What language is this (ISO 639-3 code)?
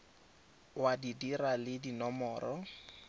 tsn